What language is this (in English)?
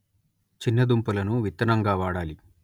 Telugu